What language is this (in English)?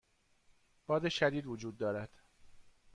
Persian